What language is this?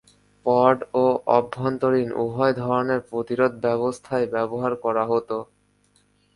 Bangla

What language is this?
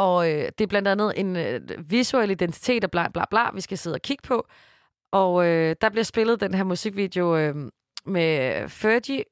Danish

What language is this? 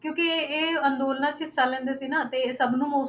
Punjabi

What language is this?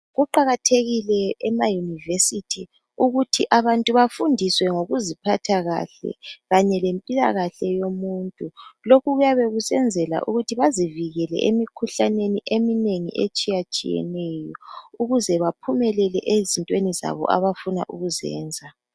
North Ndebele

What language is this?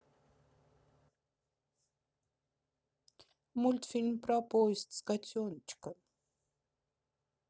Russian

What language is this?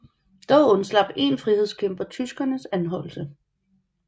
Danish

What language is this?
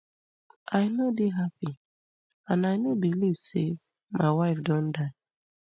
Nigerian Pidgin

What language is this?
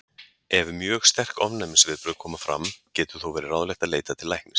Icelandic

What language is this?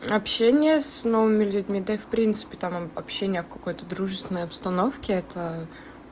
Russian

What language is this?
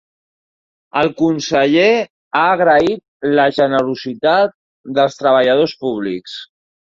Catalan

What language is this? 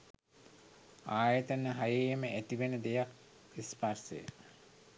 Sinhala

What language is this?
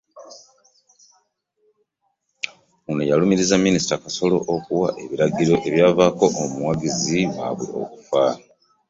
Ganda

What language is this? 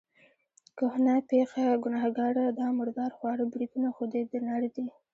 Pashto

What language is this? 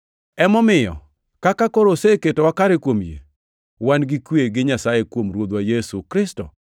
Luo (Kenya and Tanzania)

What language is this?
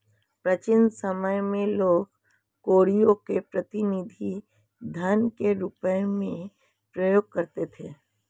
Hindi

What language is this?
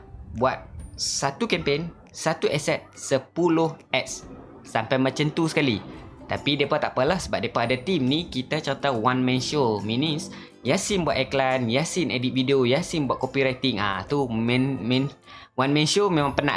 Malay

